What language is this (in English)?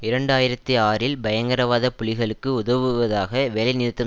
Tamil